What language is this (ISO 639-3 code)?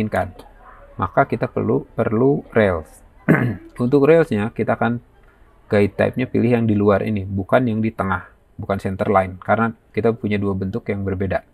ind